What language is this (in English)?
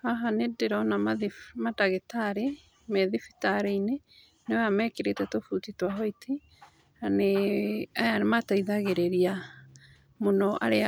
Kikuyu